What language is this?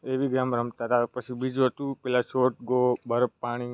Gujarati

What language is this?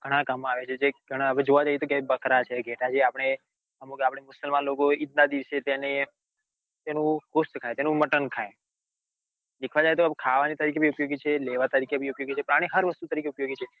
Gujarati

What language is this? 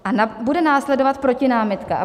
Czech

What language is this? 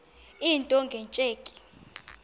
Xhosa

